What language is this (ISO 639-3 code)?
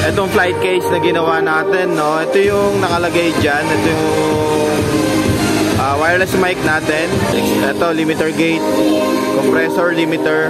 fil